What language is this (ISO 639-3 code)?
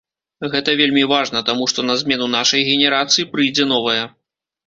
bel